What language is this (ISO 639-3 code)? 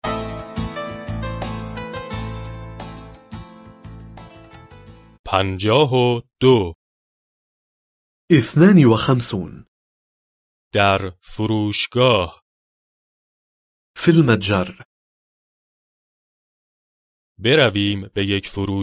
fas